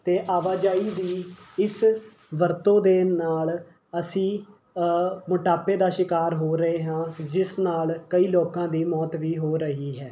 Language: Punjabi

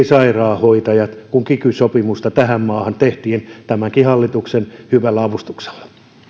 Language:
Finnish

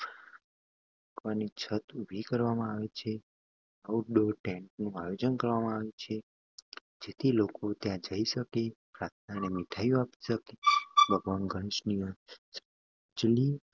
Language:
Gujarati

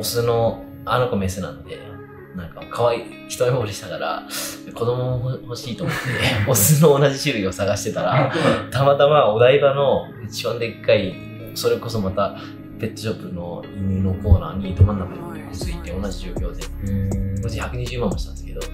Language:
Japanese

